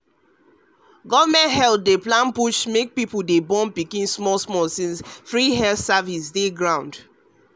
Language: Nigerian Pidgin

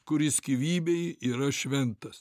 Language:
Lithuanian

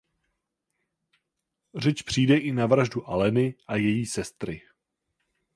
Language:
Czech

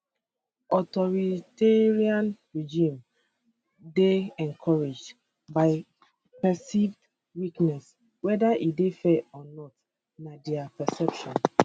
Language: Nigerian Pidgin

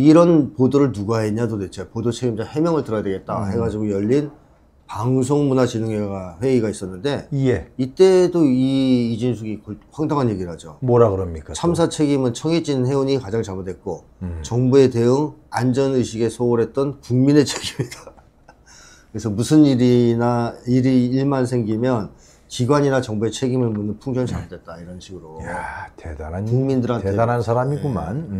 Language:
Korean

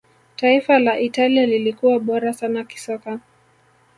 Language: Swahili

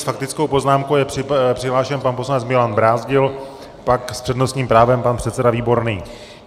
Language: Czech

